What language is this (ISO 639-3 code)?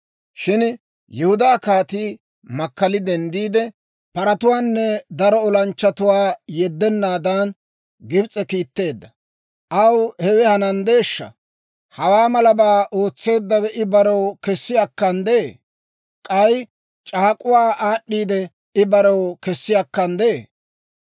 dwr